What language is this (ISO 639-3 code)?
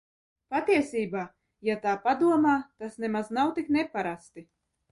lav